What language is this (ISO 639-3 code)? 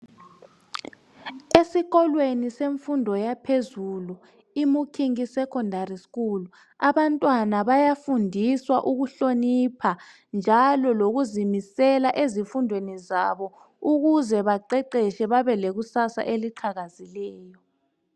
nde